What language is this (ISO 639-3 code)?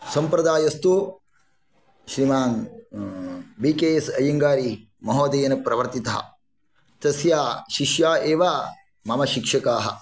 san